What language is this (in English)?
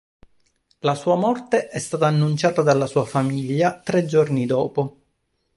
Italian